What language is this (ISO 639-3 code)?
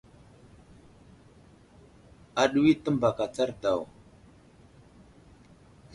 udl